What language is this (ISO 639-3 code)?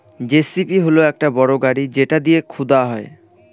ben